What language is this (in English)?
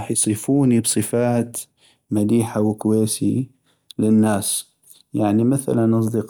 North Mesopotamian Arabic